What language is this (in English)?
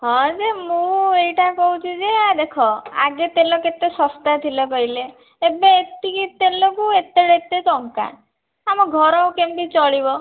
Odia